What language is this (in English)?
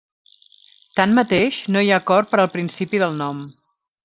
Catalan